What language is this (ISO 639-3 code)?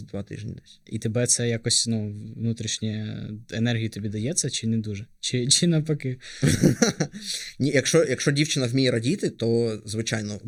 ukr